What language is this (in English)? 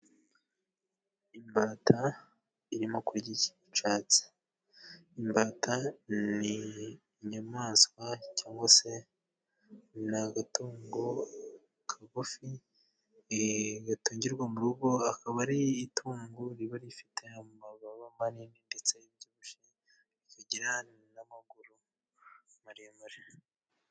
Kinyarwanda